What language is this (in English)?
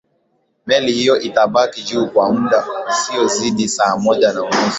Swahili